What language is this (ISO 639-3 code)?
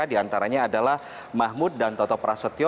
ind